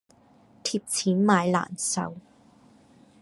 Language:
Cantonese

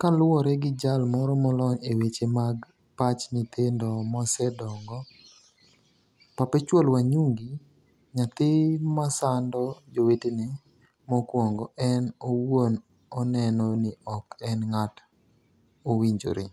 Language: Luo (Kenya and Tanzania)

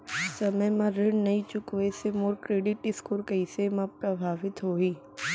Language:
Chhattisgarhi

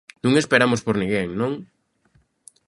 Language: Galician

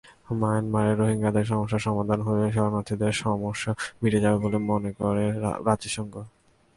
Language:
Bangla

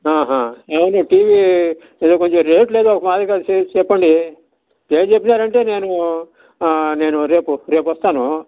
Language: Telugu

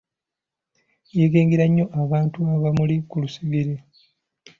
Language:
Ganda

